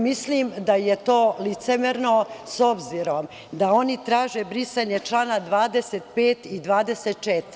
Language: Serbian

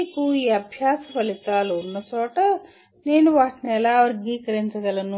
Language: Telugu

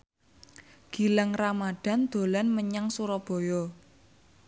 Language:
Javanese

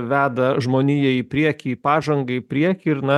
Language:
Lithuanian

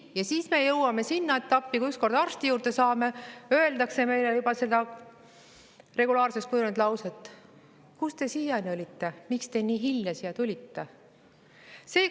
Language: Estonian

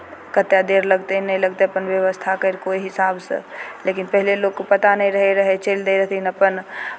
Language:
Maithili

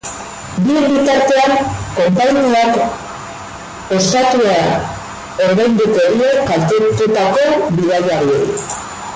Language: Basque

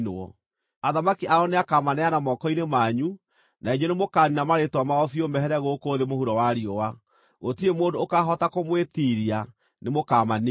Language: Kikuyu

